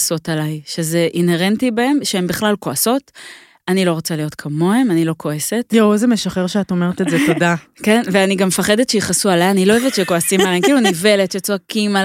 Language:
Hebrew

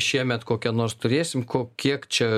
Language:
Lithuanian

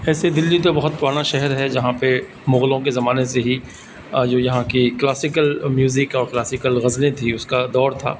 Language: Urdu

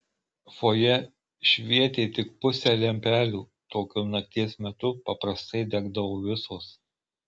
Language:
Lithuanian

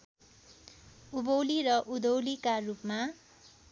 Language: Nepali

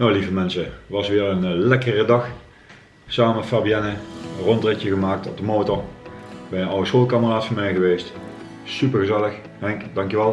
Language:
Dutch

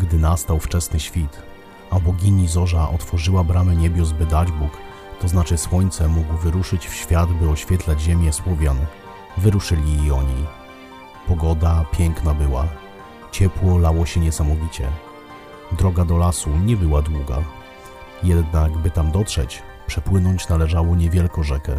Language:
Polish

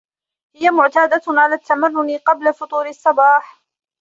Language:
Arabic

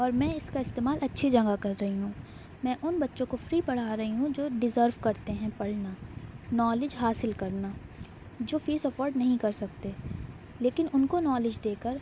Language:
Urdu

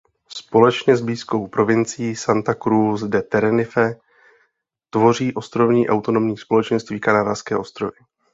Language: Czech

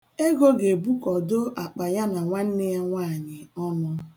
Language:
Igbo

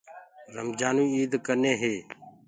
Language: Gurgula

